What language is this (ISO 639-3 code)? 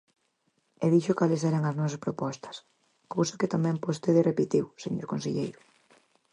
glg